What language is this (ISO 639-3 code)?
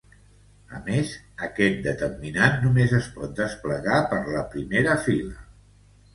cat